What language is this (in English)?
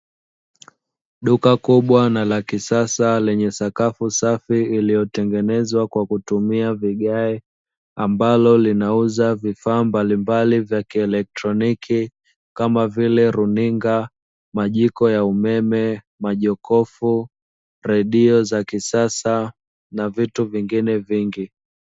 Swahili